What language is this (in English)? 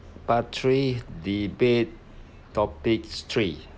English